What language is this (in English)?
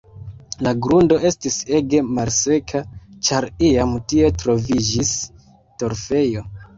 Esperanto